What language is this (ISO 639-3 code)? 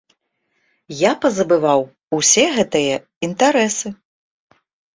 bel